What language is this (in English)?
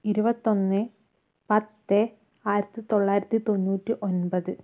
Malayalam